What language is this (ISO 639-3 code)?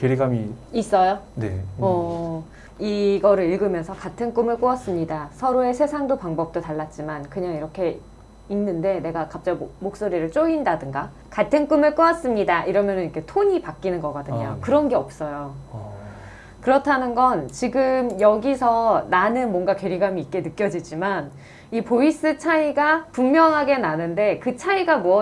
kor